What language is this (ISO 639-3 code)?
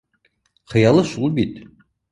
bak